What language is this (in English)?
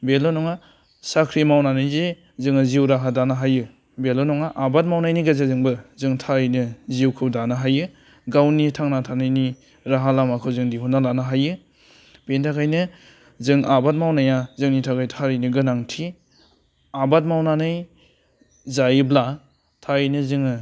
Bodo